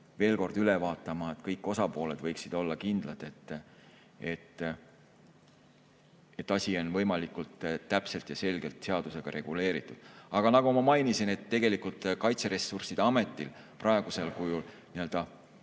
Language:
Estonian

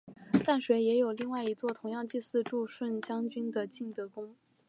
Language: Chinese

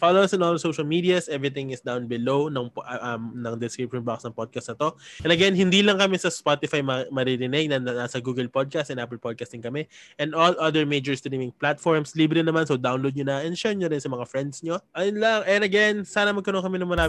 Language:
Filipino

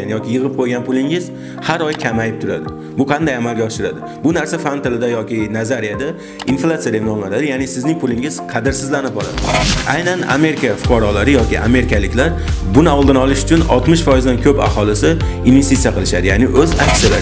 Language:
Turkish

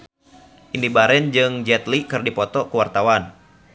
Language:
Sundanese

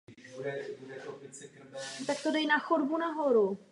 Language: Czech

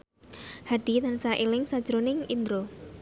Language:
Javanese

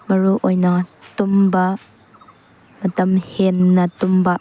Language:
Manipuri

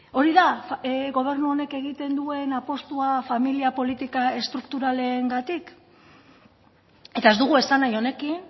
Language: Basque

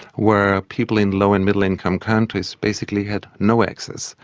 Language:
English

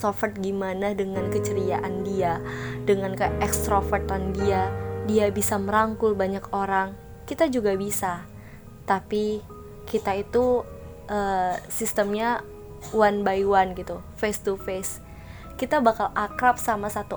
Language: Indonesian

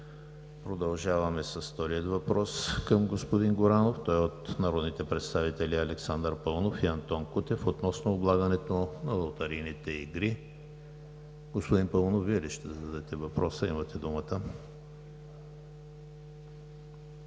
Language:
Bulgarian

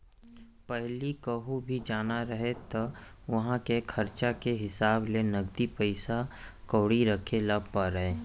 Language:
Chhattisgarhi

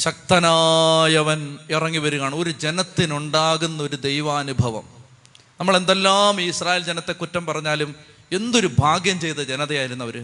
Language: Malayalam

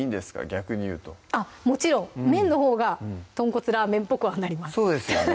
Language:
Japanese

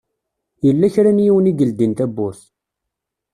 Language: Kabyle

